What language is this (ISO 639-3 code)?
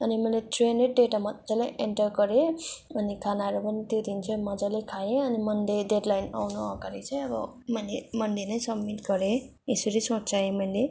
nep